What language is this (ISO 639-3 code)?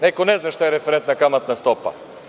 srp